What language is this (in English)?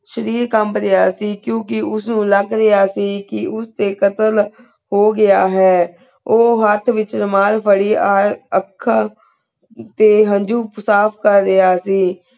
Punjabi